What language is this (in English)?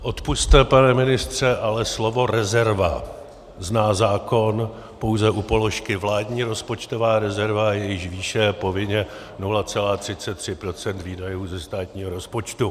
Czech